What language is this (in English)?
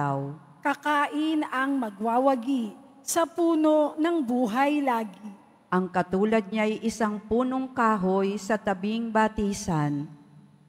Filipino